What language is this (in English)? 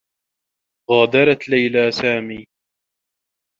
Arabic